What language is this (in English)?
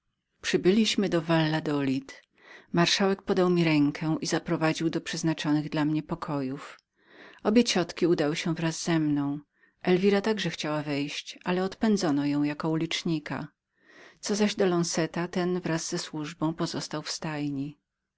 Polish